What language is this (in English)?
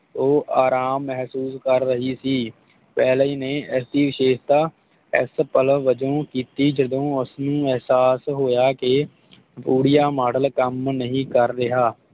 Punjabi